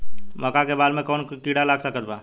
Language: Bhojpuri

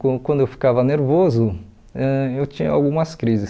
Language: Portuguese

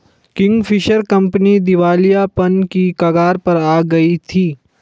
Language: Hindi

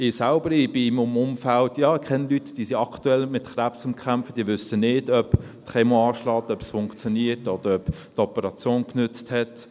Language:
Swiss German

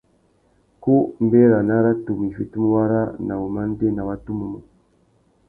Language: Tuki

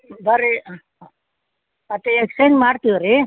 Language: Kannada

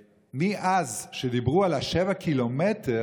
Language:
Hebrew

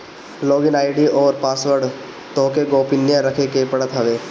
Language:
Bhojpuri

